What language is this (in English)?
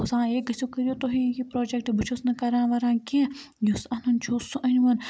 Kashmiri